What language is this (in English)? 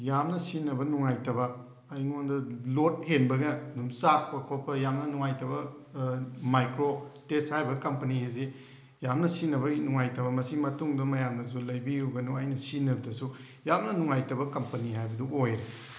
Manipuri